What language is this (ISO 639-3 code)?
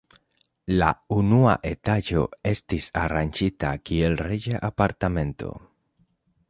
epo